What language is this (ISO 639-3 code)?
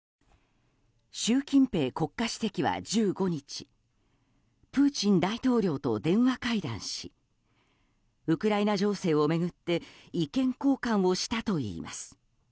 jpn